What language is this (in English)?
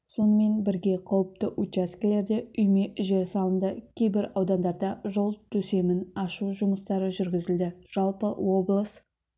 Kazakh